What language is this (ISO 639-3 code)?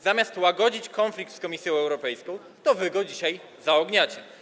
pol